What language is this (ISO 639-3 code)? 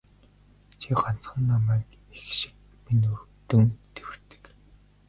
mon